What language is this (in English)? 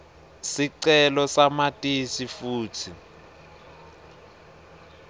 Swati